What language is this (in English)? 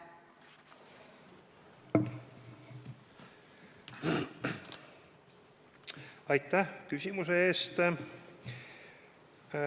Estonian